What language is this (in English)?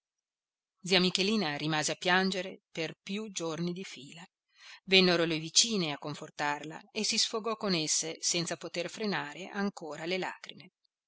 Italian